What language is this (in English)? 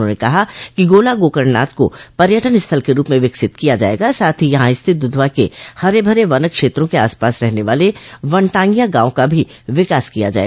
Hindi